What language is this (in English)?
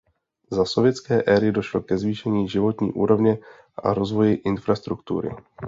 Czech